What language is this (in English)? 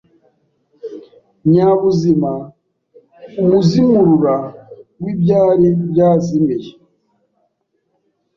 Kinyarwanda